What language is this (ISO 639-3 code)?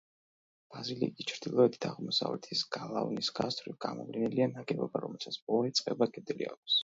kat